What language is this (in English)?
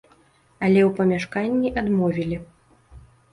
Belarusian